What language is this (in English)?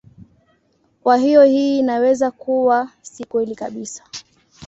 Swahili